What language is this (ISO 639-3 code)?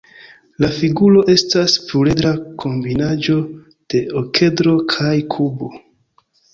epo